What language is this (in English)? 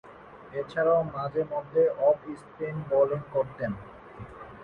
Bangla